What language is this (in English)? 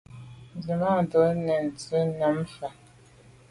Medumba